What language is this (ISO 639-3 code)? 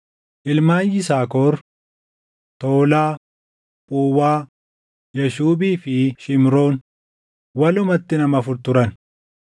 orm